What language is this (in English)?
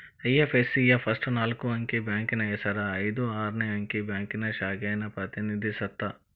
Kannada